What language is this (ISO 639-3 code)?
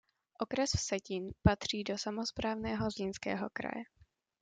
ces